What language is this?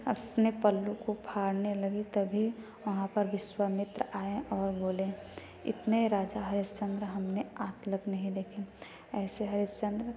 Hindi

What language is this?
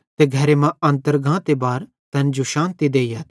Bhadrawahi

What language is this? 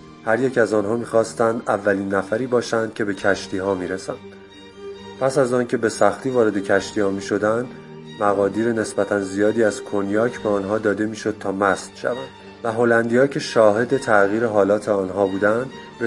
Persian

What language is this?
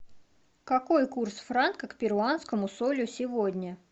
Russian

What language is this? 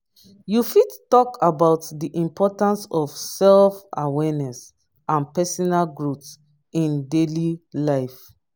Nigerian Pidgin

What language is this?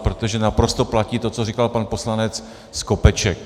Czech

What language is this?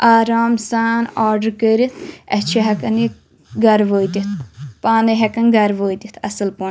Kashmiri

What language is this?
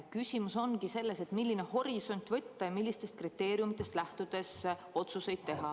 Estonian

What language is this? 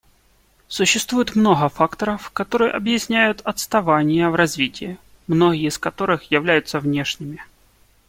Russian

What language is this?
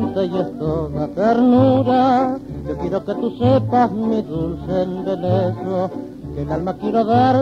Indonesian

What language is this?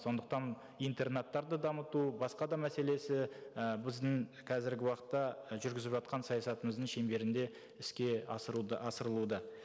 Kazakh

